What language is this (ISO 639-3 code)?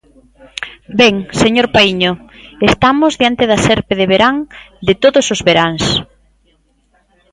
glg